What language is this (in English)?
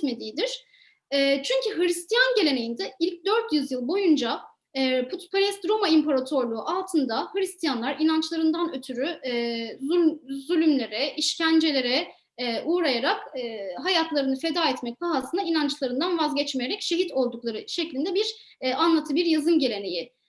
Turkish